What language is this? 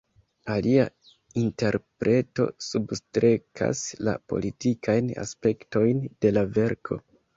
Esperanto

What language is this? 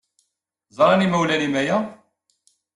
Kabyle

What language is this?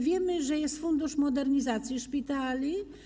Polish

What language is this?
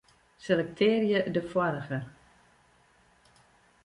Western Frisian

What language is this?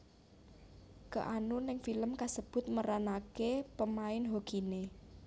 Javanese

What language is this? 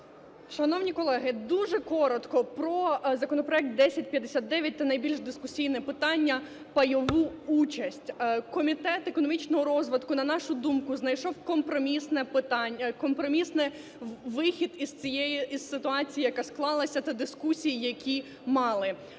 Ukrainian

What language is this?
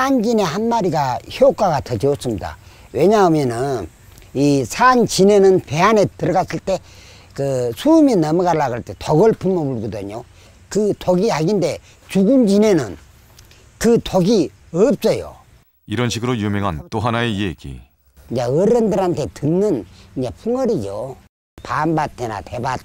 Korean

